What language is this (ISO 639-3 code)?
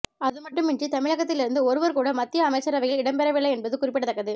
tam